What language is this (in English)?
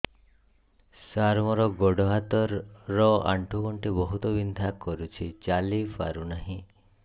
Odia